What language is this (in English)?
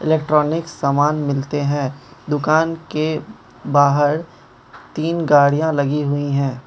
Hindi